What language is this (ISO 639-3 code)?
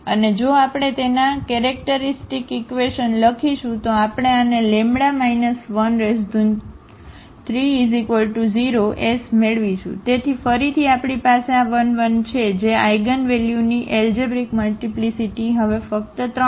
guj